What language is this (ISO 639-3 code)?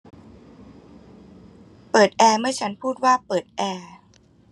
tha